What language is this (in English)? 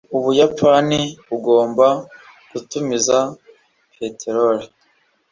Kinyarwanda